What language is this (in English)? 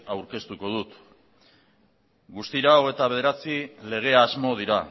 Basque